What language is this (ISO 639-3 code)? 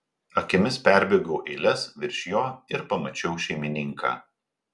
lit